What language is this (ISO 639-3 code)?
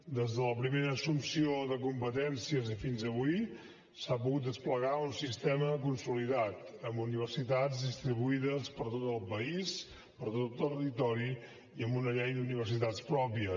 cat